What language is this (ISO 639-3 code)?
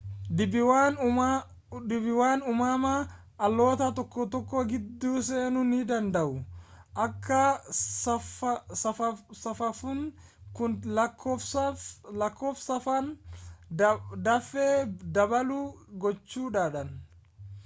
orm